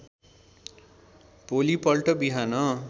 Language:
Nepali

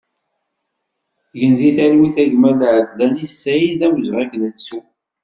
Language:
Kabyle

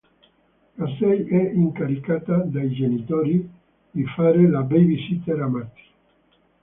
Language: Italian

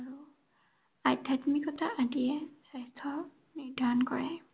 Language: Assamese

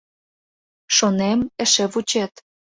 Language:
Mari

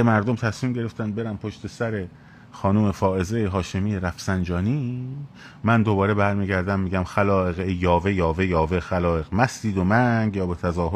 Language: Persian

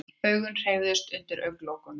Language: Icelandic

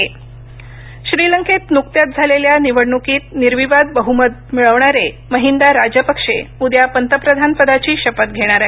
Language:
Marathi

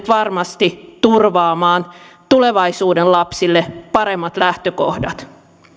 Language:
Finnish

